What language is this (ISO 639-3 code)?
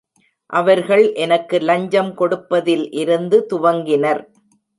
tam